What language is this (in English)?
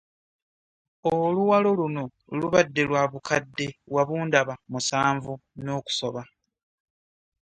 Ganda